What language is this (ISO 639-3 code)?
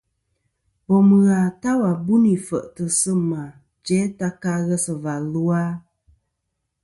bkm